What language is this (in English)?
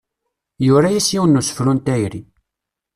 Kabyle